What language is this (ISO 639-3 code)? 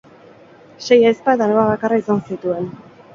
eus